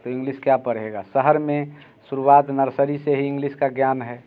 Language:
Hindi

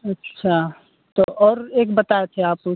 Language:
Hindi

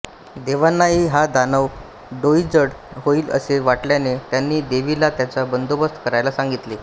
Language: Marathi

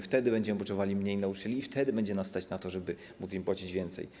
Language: Polish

